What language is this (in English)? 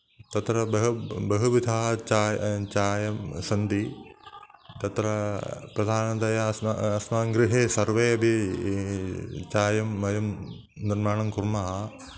Sanskrit